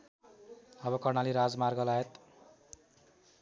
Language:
Nepali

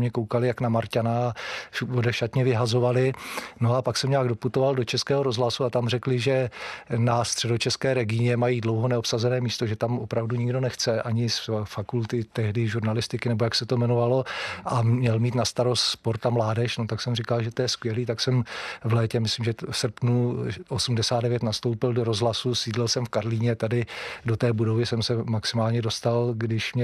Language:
Czech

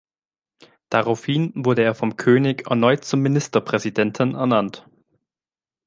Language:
German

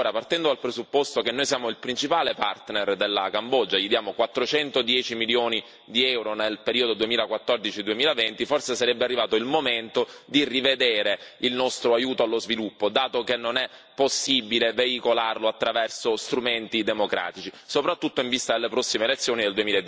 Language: Italian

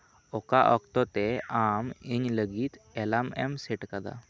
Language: Santali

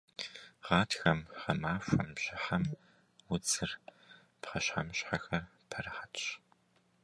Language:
Kabardian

